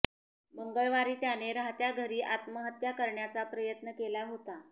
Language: Marathi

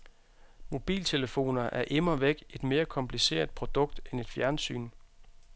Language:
Danish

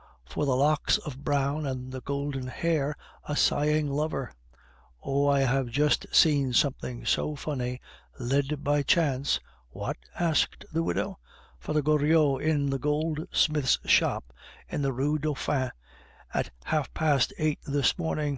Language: English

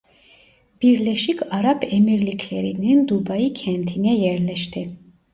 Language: Turkish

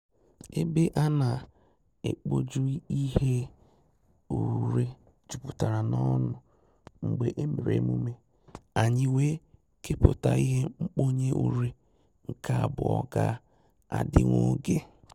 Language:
Igbo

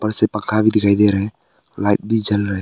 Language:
Hindi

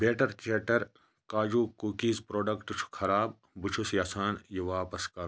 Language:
Kashmiri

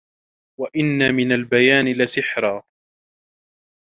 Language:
Arabic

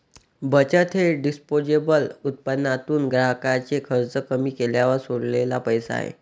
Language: Marathi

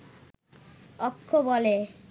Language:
Bangla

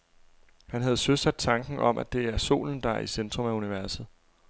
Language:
Danish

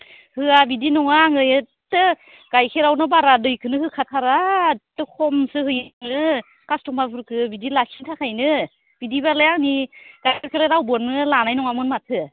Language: Bodo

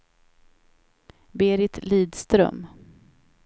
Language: Swedish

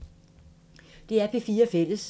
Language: Danish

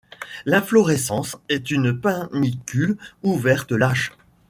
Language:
French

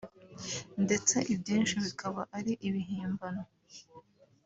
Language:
Kinyarwanda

